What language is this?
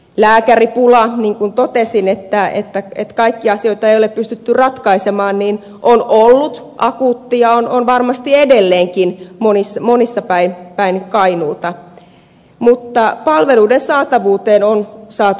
Finnish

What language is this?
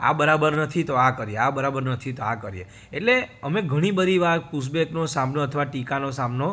Gujarati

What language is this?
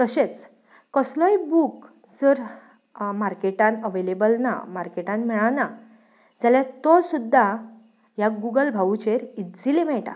Konkani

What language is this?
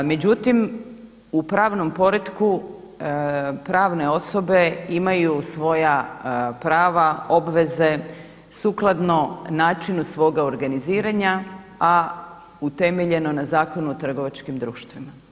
Croatian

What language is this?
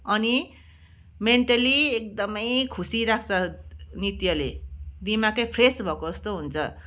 Nepali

